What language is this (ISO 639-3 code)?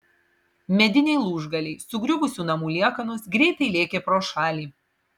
lit